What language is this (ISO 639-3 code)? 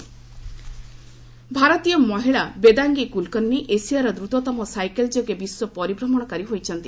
ori